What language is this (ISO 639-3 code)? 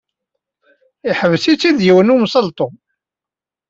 kab